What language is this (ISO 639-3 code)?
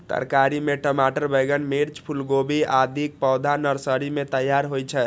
mai